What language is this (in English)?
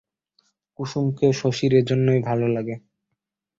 Bangla